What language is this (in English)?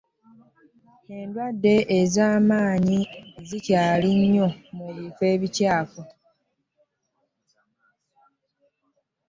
Ganda